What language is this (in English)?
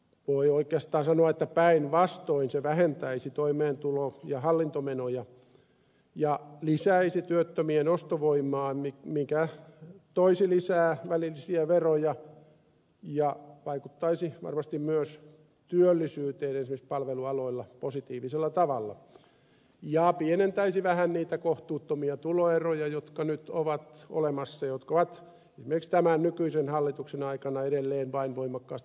Finnish